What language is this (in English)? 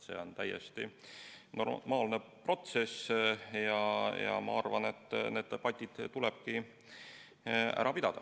Estonian